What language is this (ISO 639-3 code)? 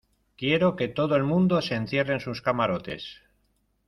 spa